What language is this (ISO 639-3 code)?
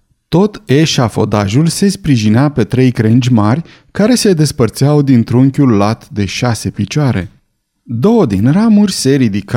ron